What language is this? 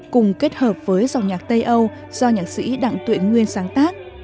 Vietnamese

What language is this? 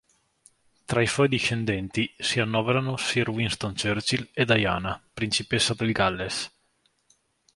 Italian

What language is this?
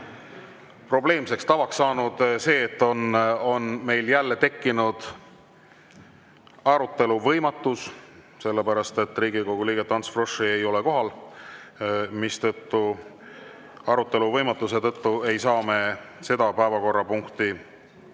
Estonian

